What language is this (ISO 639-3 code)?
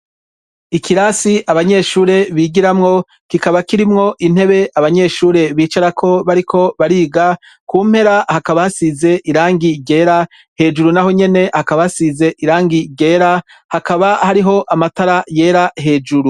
run